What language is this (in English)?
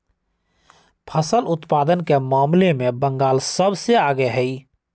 Magahi